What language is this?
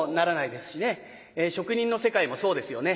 Japanese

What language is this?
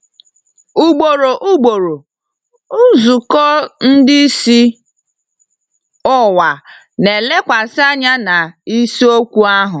Igbo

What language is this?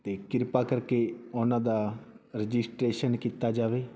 Punjabi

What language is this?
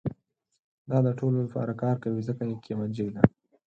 Pashto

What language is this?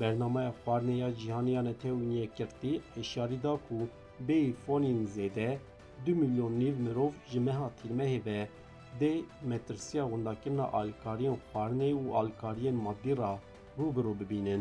Turkish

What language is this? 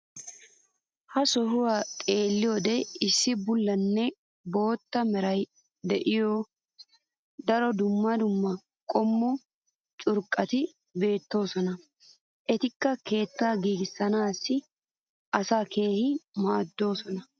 Wolaytta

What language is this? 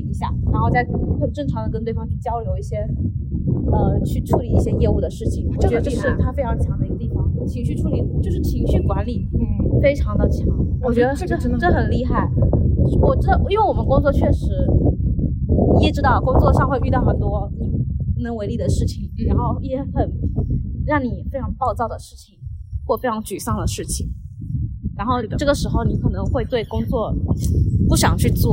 Chinese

